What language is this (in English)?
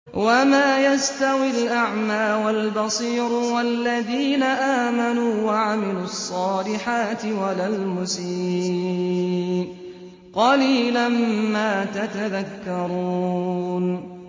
Arabic